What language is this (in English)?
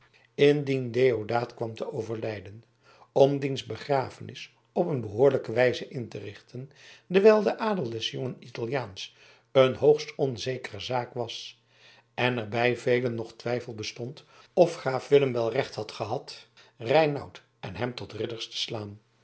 Dutch